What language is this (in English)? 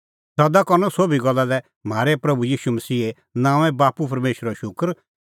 Kullu Pahari